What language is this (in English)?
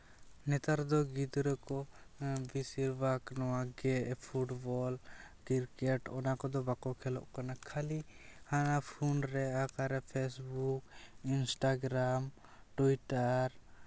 Santali